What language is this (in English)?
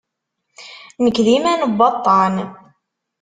Kabyle